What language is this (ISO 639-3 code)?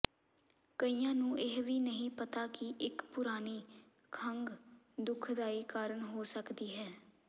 pan